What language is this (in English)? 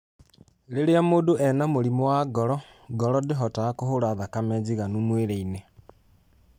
Kikuyu